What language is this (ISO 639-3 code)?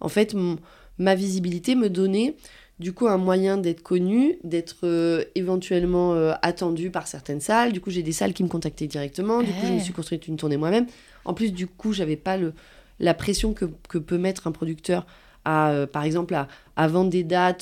fra